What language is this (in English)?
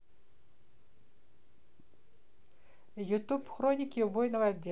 Russian